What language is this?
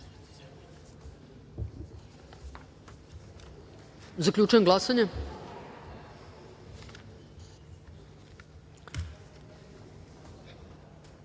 Serbian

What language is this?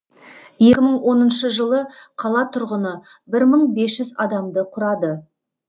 Kazakh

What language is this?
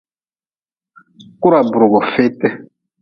Nawdm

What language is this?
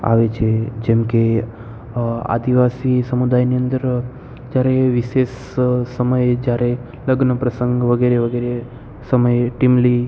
Gujarati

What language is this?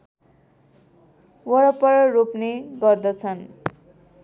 Nepali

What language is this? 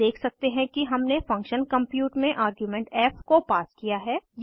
Hindi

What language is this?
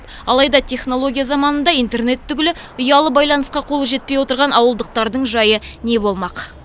Kazakh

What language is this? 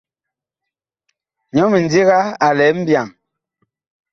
Bakoko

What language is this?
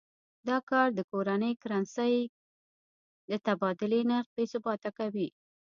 Pashto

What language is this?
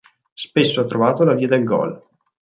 Italian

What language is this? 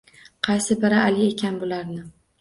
Uzbek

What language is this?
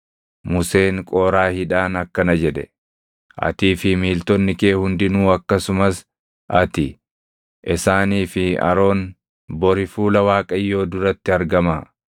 Oromo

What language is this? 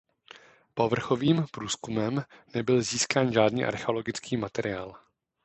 Czech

